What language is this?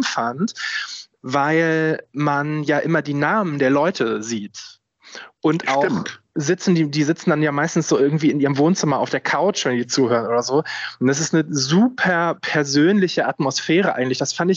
German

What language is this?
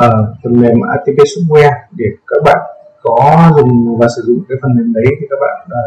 Vietnamese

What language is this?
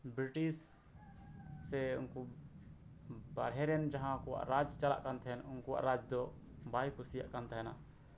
Santali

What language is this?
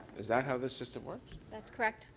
English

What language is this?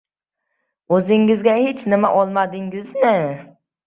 Uzbek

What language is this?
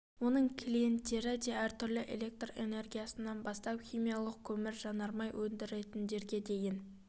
Kazakh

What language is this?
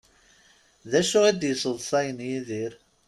Kabyle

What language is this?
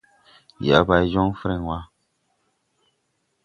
Tupuri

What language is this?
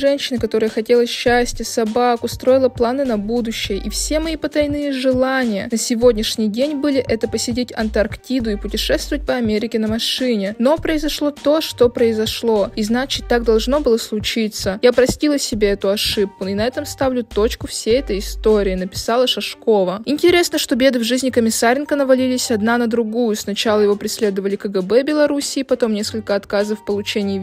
Russian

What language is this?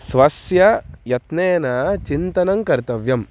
Sanskrit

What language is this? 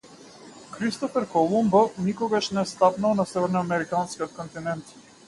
Macedonian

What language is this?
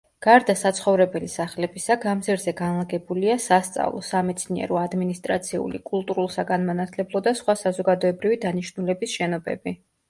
Georgian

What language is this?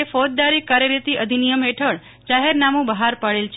Gujarati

